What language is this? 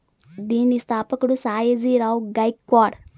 Telugu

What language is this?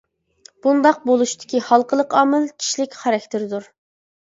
Uyghur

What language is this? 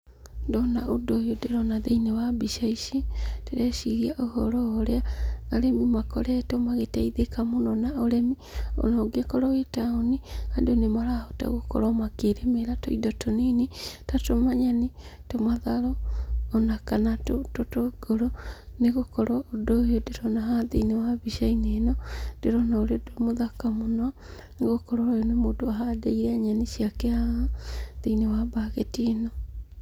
Kikuyu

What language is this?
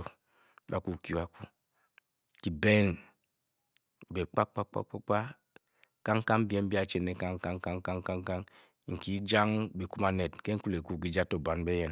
Bokyi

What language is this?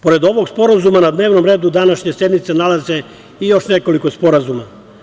Serbian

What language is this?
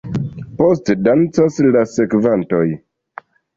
Esperanto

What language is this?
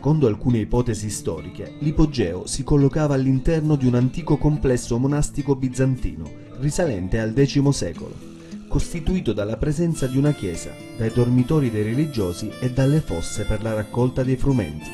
Italian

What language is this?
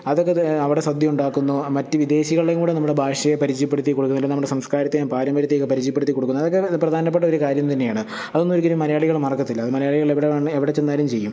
Malayalam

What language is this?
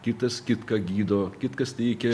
Lithuanian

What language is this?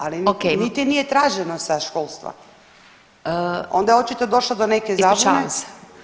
Croatian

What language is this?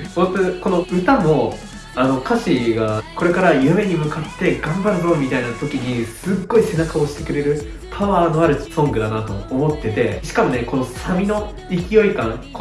Japanese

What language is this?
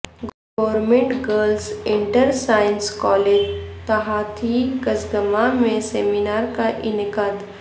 Urdu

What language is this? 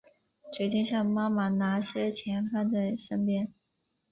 Chinese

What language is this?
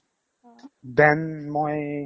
Assamese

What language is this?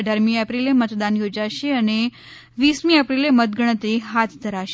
Gujarati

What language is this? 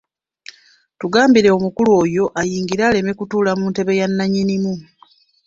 Ganda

